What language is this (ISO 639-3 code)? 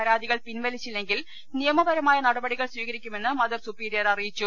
mal